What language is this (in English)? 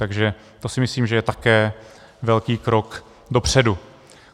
Czech